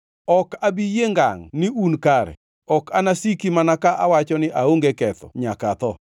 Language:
Luo (Kenya and Tanzania)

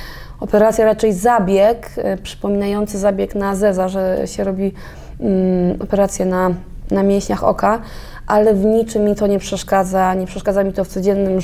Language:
Polish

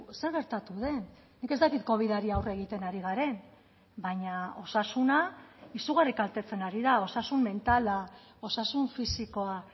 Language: Basque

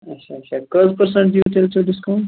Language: Kashmiri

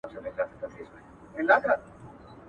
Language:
Pashto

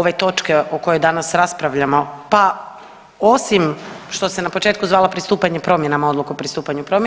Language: Croatian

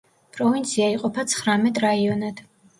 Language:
Georgian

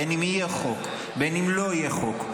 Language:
Hebrew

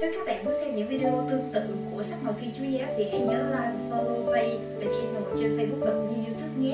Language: Vietnamese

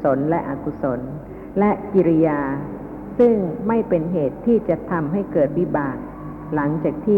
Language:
Thai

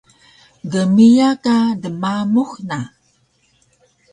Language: Taroko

